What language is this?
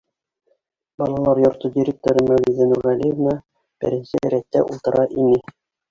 Bashkir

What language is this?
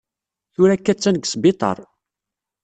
Kabyle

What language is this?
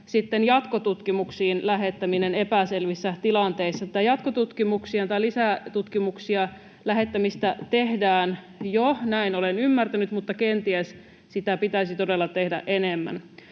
Finnish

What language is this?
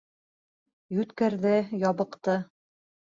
Bashkir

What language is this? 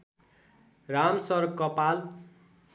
Nepali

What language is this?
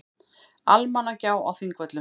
Icelandic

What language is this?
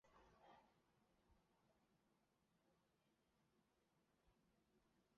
Chinese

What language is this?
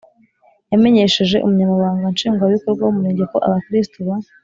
Kinyarwanda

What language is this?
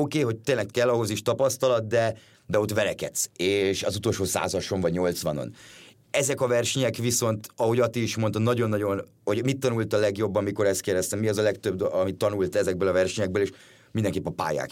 Hungarian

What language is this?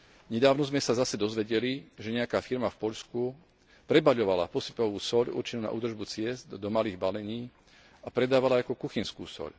Slovak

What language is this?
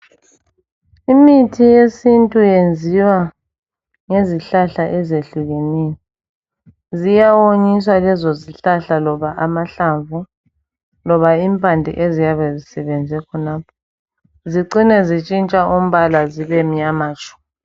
North Ndebele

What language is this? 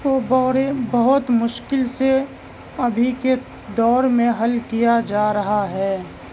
Urdu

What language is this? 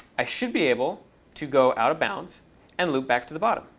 English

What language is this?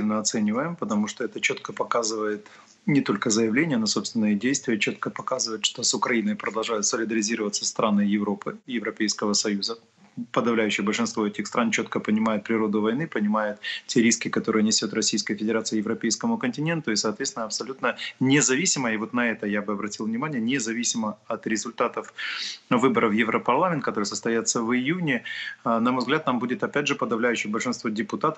Russian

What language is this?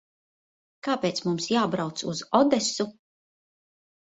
Latvian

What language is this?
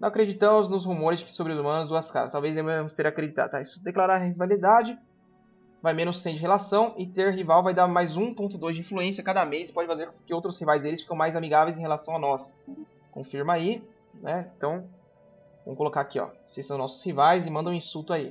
Portuguese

